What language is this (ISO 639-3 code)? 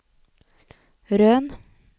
nor